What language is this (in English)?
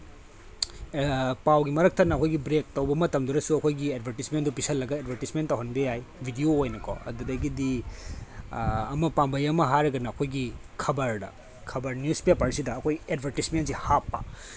Manipuri